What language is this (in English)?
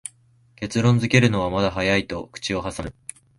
Japanese